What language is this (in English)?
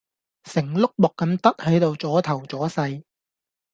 Cantonese